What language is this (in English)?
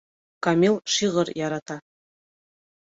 Bashkir